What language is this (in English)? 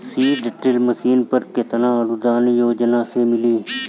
Bhojpuri